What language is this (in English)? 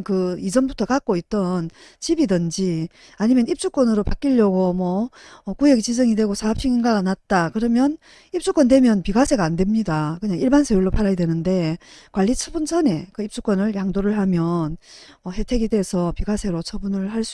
Korean